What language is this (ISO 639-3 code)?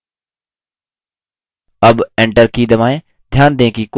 hin